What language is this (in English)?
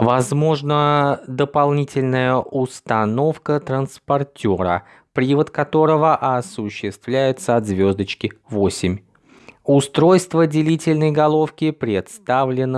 Russian